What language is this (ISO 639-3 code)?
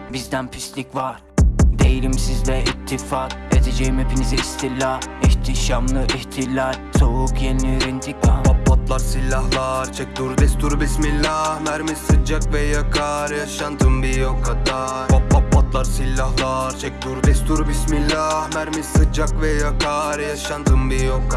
tur